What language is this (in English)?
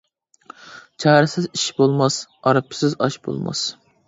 Uyghur